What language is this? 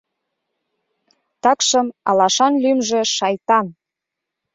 Mari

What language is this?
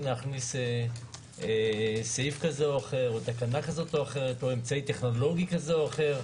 Hebrew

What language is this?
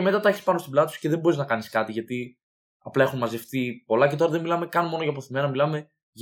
Greek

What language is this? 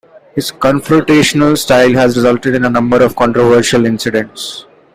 English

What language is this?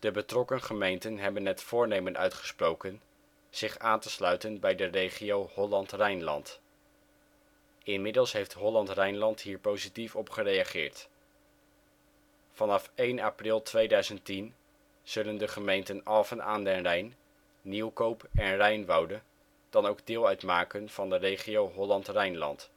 Dutch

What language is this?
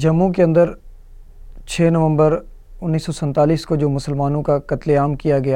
Urdu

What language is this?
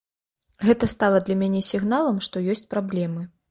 Belarusian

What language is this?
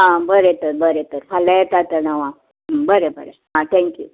Konkani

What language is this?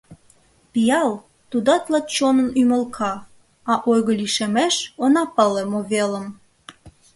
Mari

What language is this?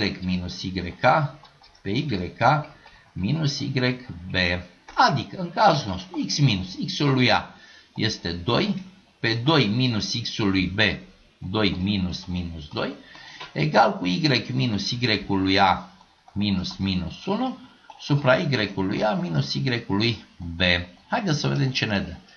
Romanian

